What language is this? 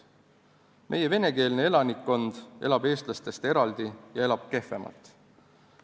Estonian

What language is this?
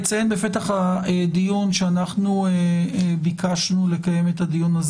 Hebrew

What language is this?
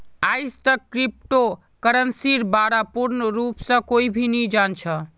Magahi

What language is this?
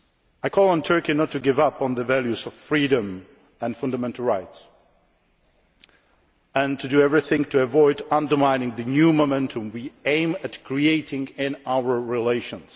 English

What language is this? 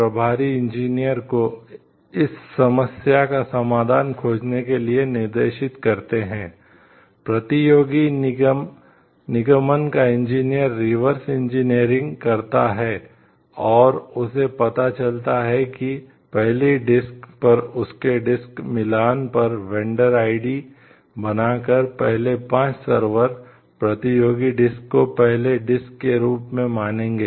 Hindi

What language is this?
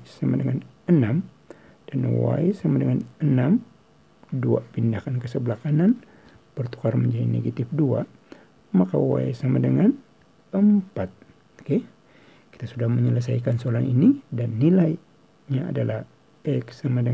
Indonesian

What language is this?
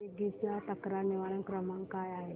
Marathi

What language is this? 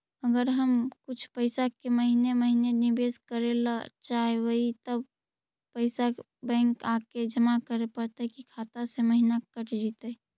Magahi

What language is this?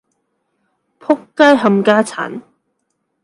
Cantonese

